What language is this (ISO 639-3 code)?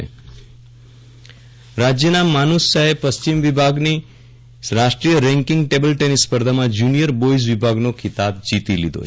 guj